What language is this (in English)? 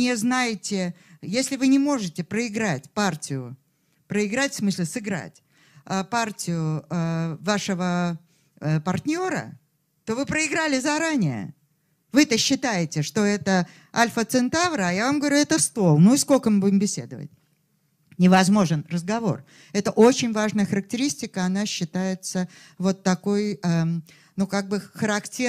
Russian